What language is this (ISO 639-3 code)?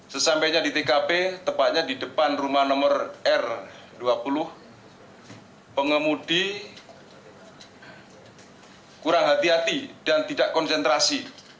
ind